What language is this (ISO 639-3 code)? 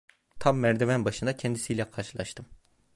tur